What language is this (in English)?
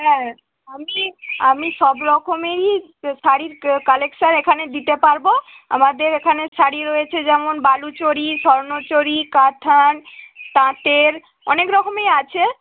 Bangla